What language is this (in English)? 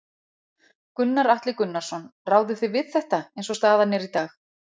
Icelandic